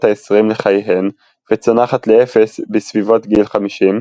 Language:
Hebrew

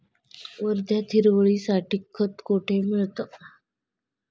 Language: Marathi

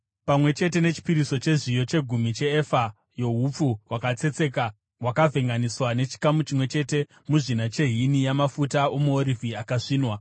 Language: Shona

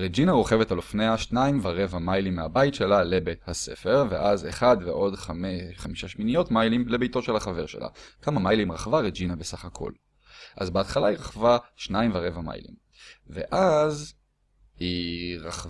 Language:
Hebrew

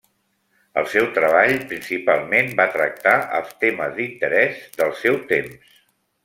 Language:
Catalan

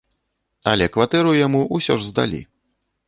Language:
Belarusian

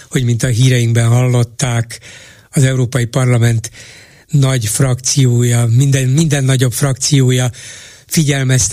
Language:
Hungarian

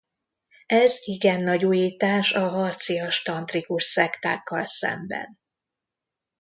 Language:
Hungarian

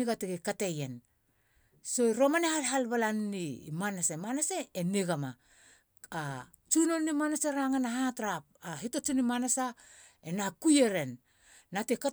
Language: Halia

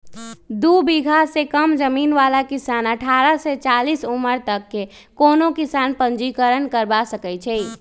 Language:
Magahi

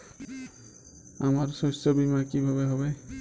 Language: Bangla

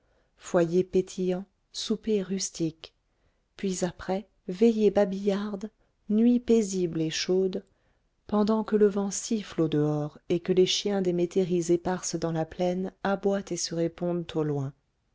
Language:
French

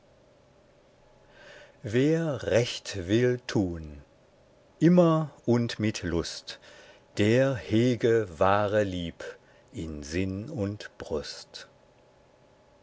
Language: German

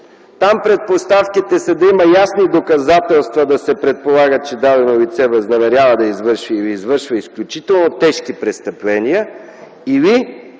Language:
Bulgarian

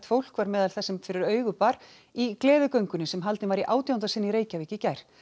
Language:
Icelandic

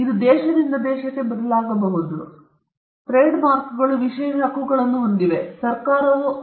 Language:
Kannada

